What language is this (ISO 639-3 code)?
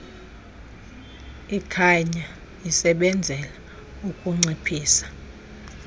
xho